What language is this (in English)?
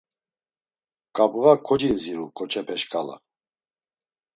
Laz